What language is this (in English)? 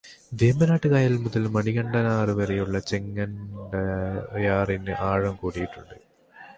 Malayalam